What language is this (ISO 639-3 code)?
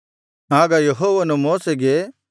kan